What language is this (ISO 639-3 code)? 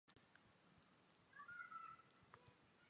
zho